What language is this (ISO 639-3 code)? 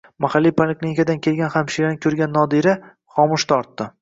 uzb